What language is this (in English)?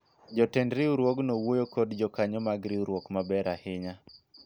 Luo (Kenya and Tanzania)